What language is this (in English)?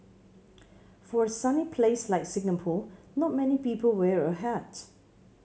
English